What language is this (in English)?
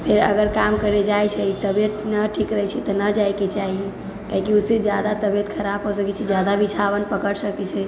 Maithili